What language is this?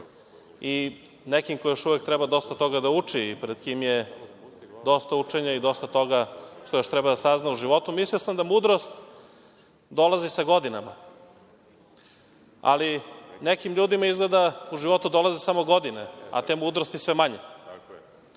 Serbian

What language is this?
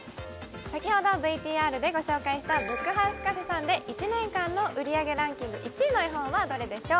Japanese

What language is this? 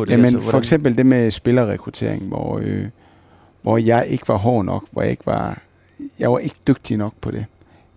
Danish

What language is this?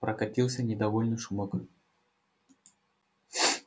Russian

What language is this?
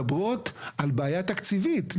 Hebrew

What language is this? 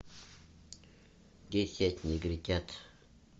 Russian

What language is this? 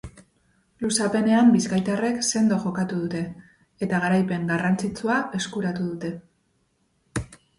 Basque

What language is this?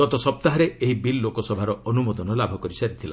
Odia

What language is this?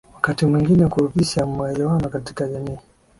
Swahili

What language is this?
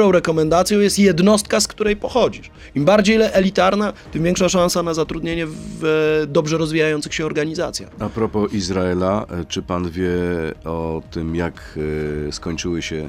Polish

